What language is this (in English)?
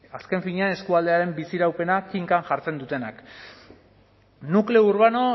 Basque